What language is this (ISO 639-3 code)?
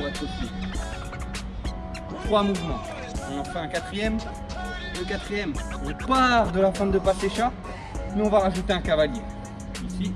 fra